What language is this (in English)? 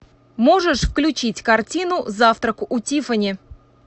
Russian